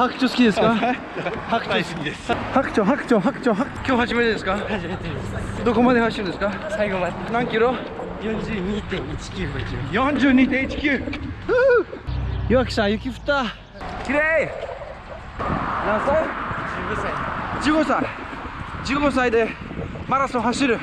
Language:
Japanese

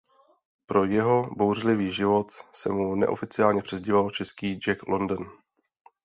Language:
Czech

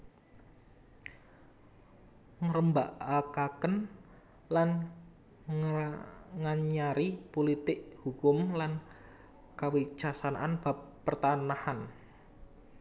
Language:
Javanese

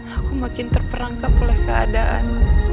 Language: Indonesian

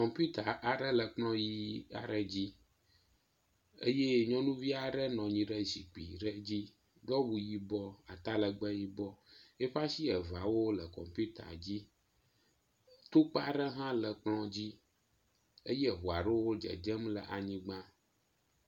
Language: Ewe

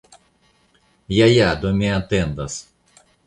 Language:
Esperanto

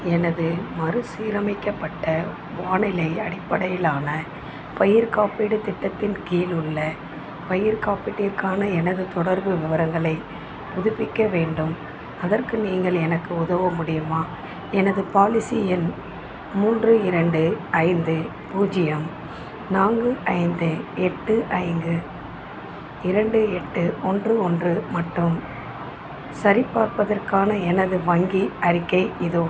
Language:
Tamil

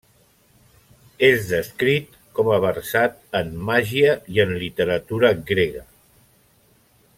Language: Catalan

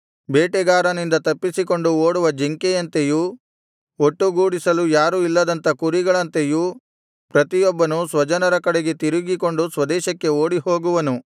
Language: Kannada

